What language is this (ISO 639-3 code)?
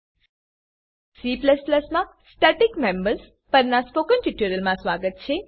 guj